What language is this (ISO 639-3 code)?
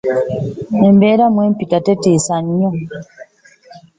lug